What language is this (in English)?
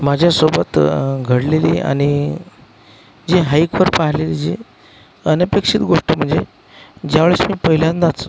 Marathi